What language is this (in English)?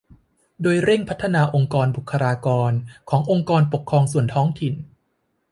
Thai